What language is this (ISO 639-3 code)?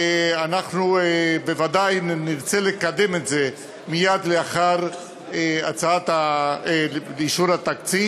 heb